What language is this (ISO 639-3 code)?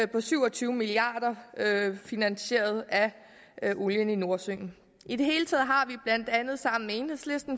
dan